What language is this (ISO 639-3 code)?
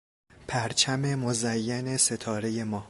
fas